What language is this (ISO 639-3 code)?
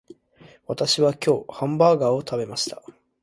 jpn